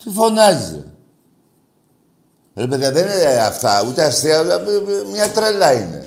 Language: Greek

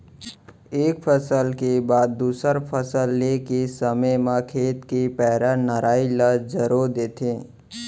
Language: Chhattisgarhi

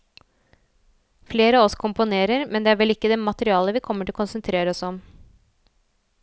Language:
Norwegian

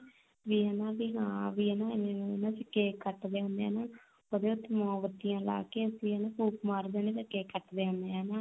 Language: Punjabi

